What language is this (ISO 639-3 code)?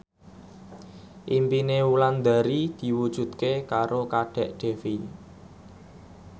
jav